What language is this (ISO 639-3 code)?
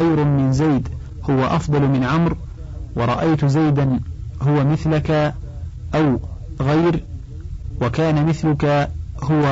ara